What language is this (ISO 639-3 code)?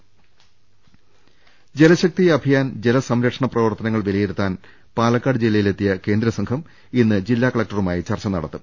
mal